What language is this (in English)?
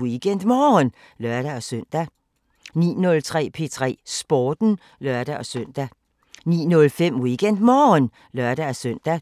Danish